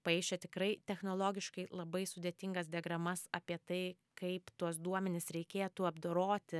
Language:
Lithuanian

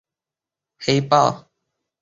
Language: Chinese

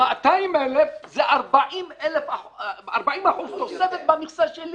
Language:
Hebrew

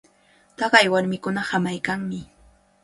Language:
Cajatambo North Lima Quechua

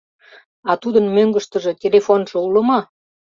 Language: Mari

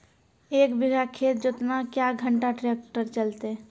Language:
Maithili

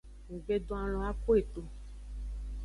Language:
Aja (Benin)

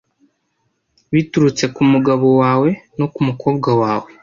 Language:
Kinyarwanda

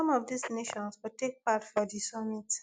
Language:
Nigerian Pidgin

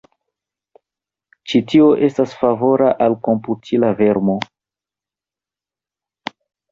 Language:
Esperanto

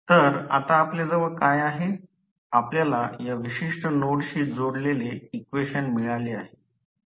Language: Marathi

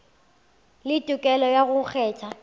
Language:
Northern Sotho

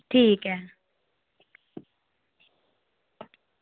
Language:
Dogri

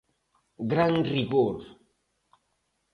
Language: Galician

